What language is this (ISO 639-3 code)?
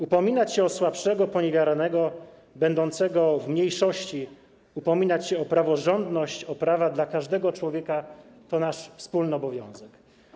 pol